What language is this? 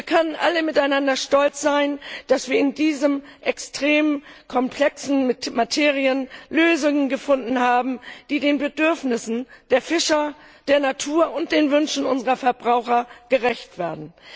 German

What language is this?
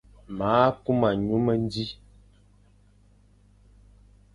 Fang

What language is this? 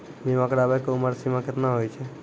Maithili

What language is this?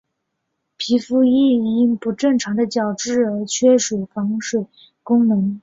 Chinese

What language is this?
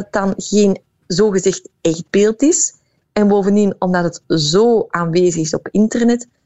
Dutch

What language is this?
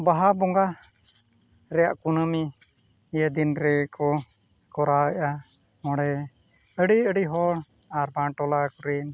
Santali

